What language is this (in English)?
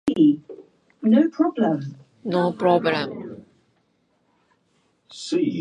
Japanese